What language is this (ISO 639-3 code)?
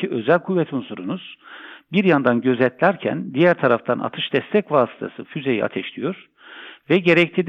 tur